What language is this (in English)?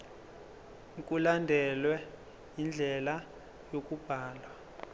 Zulu